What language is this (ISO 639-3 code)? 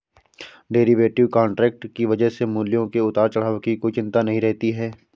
hin